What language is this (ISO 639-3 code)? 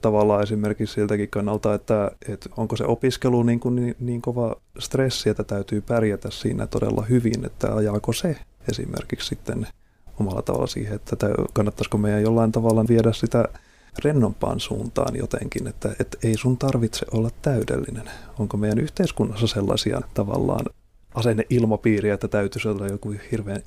fin